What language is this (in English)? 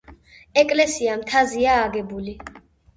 Georgian